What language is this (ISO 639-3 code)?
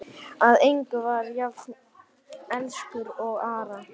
isl